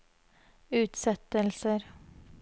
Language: Norwegian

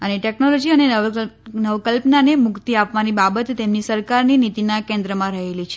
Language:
Gujarati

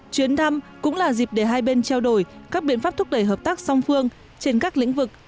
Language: Vietnamese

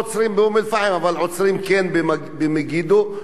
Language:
Hebrew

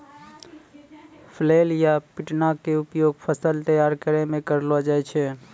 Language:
Maithili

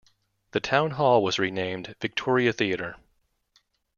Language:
English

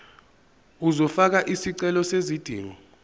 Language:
Zulu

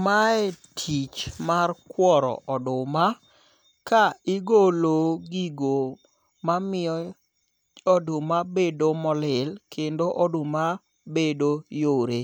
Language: Luo (Kenya and Tanzania)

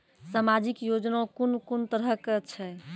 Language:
Maithili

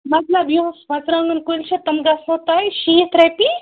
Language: Kashmiri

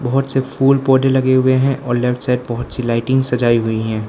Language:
Hindi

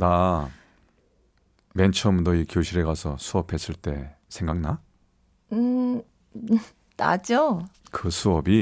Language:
Korean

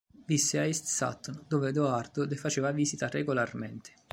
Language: Italian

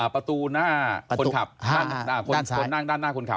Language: Thai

